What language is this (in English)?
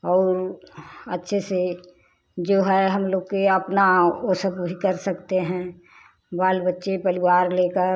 Hindi